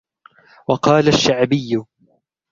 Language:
Arabic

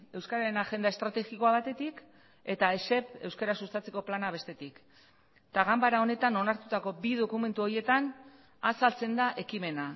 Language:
Basque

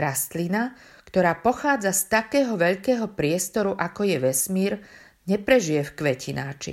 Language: Slovak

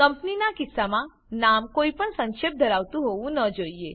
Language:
Gujarati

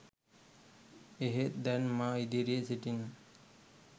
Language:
Sinhala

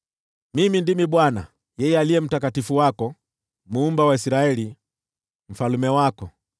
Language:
Swahili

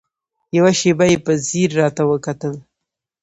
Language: Pashto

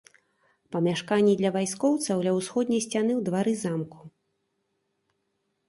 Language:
Belarusian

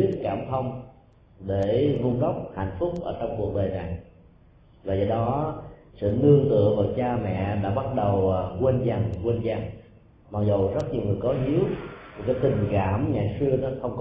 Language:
Vietnamese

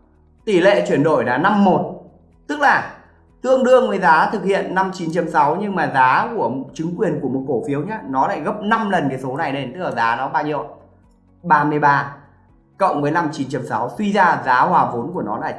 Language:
Vietnamese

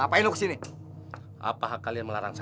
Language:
Indonesian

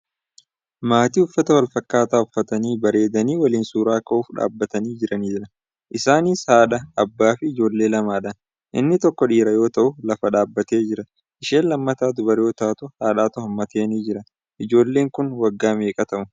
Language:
Oromo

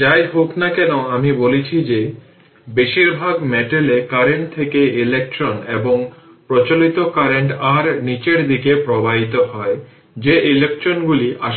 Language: Bangla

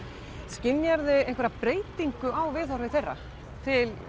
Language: Icelandic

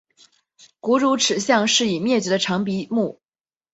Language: Chinese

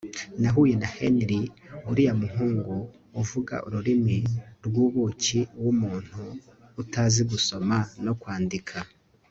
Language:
Kinyarwanda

